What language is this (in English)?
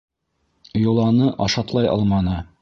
Bashkir